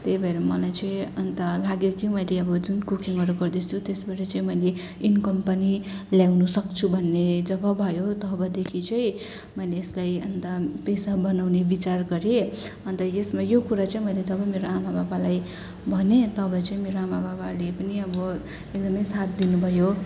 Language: Nepali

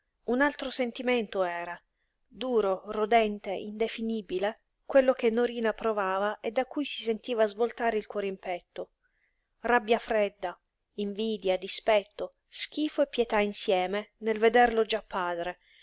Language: Italian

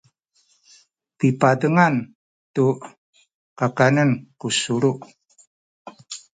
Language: Sakizaya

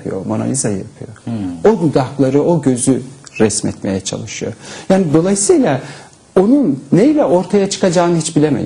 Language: Turkish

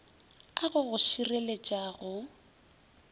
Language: Northern Sotho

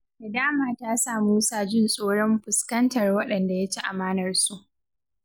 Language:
Hausa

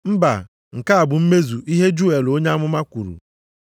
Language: Igbo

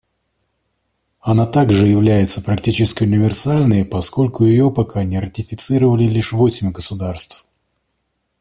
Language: Russian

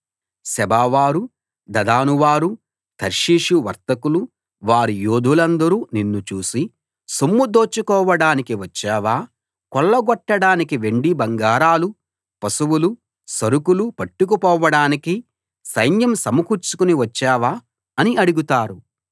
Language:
Telugu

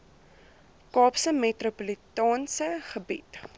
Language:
Afrikaans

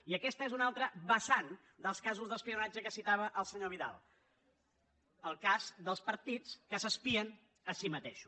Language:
Catalan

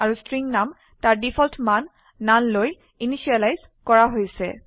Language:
Assamese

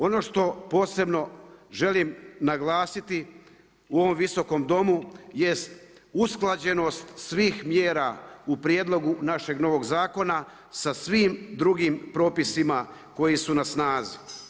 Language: Croatian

